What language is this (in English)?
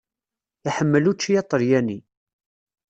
Kabyle